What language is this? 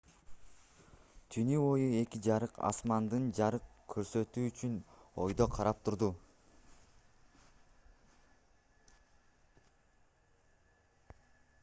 Kyrgyz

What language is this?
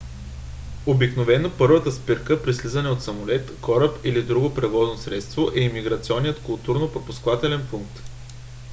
Bulgarian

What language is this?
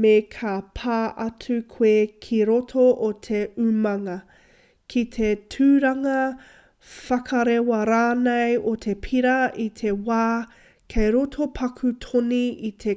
Māori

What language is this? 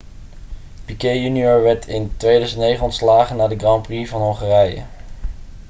Dutch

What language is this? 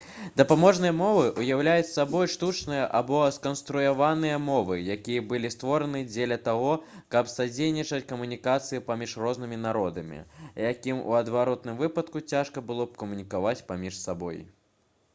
Belarusian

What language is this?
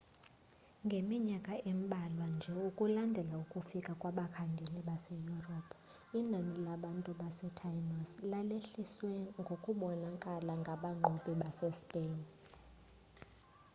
Xhosa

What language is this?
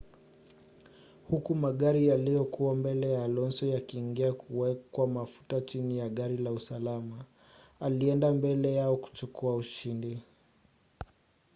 Swahili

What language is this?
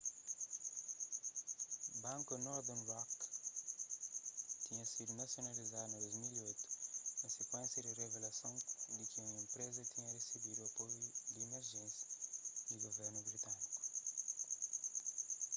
Kabuverdianu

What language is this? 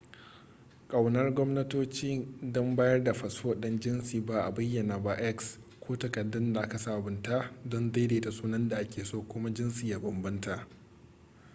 Hausa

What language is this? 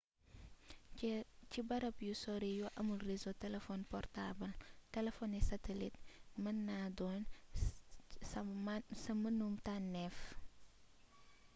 Wolof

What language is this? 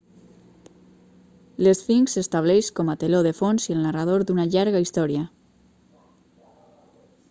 Catalan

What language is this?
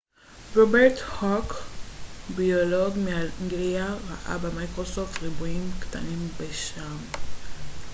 Hebrew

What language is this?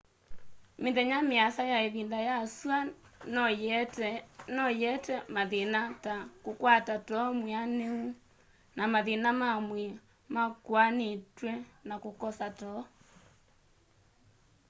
Kamba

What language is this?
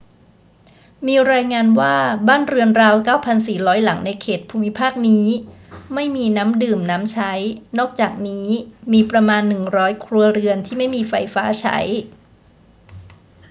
Thai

